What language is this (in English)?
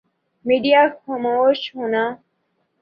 Urdu